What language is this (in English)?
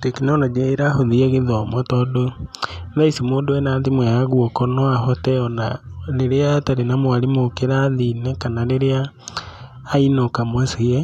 Kikuyu